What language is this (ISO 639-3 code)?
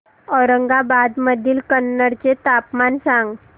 mar